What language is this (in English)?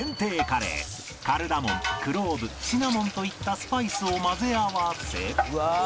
Japanese